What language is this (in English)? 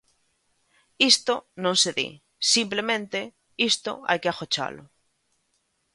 Galician